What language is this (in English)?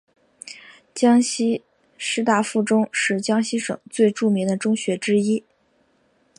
Chinese